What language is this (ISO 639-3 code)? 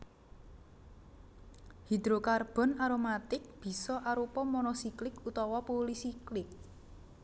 jav